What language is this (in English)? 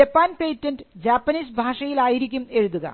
Malayalam